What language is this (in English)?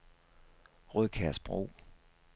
Danish